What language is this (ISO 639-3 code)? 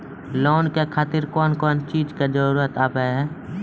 mai